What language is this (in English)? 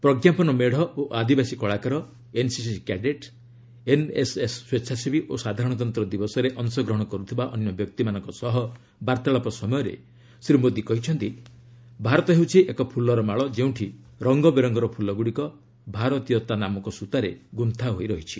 Odia